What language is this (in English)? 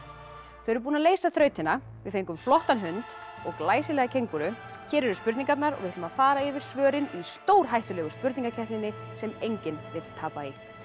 Icelandic